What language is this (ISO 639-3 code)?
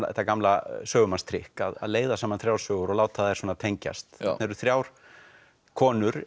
isl